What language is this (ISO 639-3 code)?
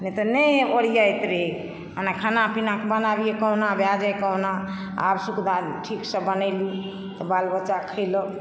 mai